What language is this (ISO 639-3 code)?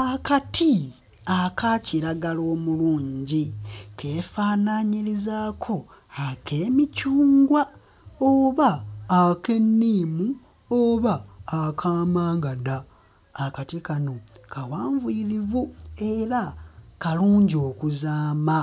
lug